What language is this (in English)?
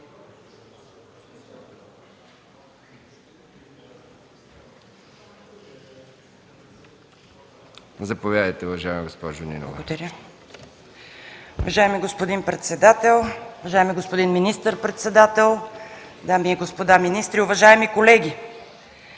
Bulgarian